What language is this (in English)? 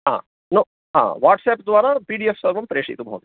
Sanskrit